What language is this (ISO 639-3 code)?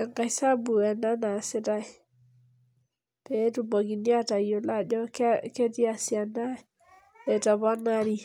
mas